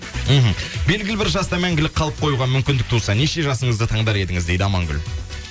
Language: Kazakh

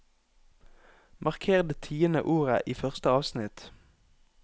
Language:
Norwegian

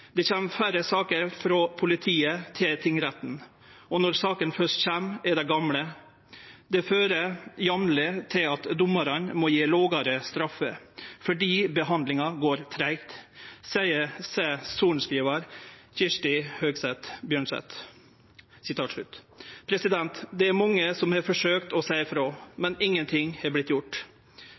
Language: Norwegian Nynorsk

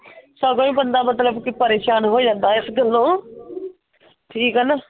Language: Punjabi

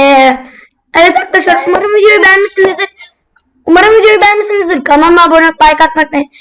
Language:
Turkish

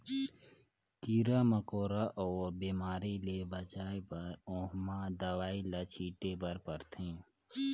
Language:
Chhattisgarhi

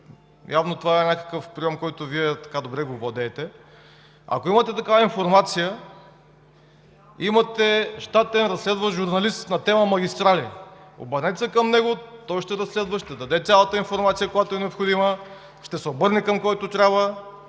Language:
Bulgarian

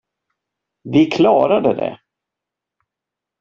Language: Swedish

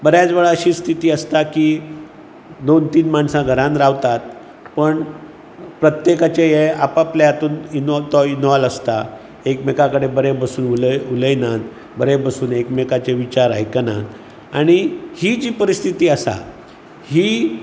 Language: Konkani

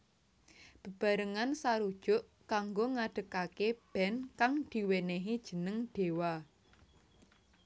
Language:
Javanese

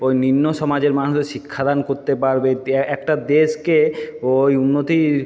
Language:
Bangla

